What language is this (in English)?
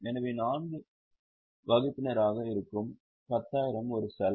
Tamil